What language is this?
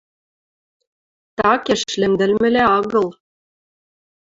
Western Mari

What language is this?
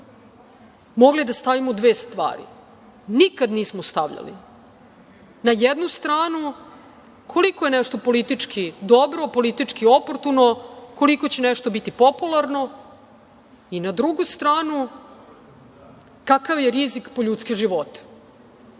Serbian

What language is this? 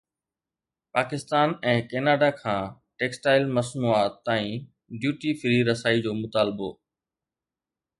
Sindhi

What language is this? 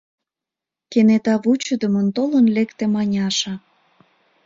Mari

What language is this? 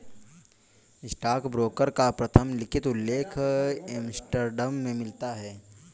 Hindi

